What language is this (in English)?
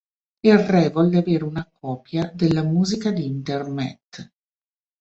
Italian